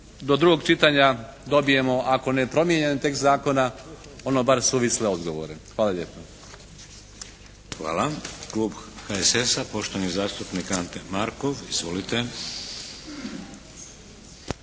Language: Croatian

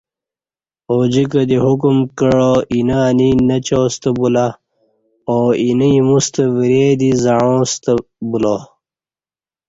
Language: Kati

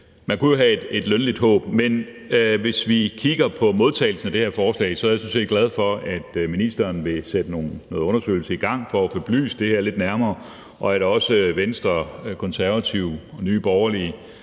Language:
Danish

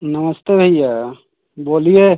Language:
Hindi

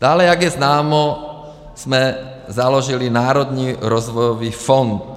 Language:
Czech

